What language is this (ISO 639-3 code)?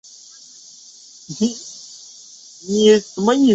zho